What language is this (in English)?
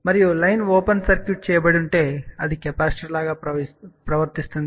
Telugu